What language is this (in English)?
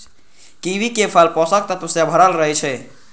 Maithili